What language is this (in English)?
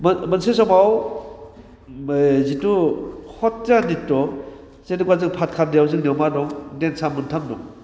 Bodo